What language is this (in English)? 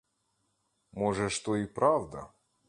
Ukrainian